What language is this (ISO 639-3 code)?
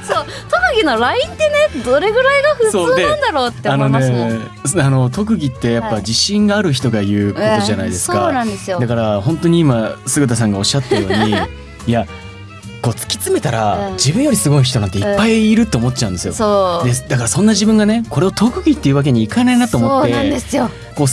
jpn